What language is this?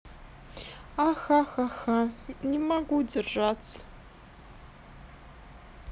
Russian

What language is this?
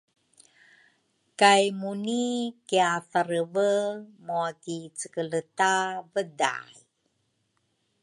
Rukai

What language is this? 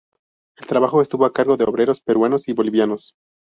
Spanish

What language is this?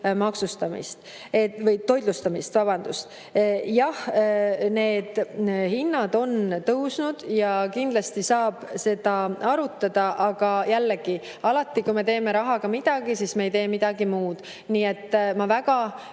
Estonian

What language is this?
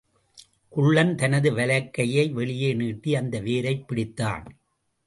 Tamil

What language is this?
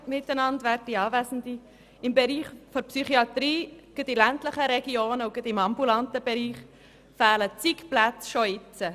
Swiss German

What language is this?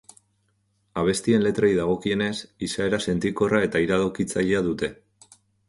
Basque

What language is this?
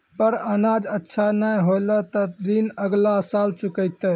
Maithili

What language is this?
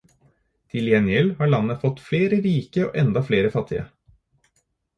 Norwegian Bokmål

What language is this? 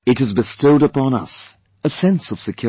English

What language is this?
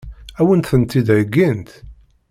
Kabyle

